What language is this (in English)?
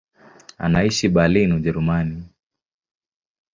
Swahili